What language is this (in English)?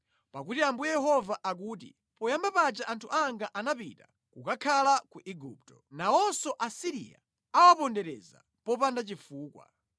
Nyanja